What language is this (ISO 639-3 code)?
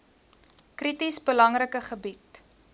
afr